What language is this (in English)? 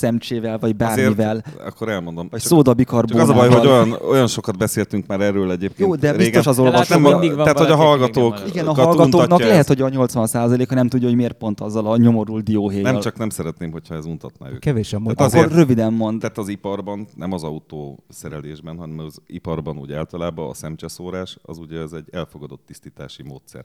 Hungarian